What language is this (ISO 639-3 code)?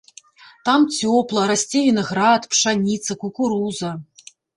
bel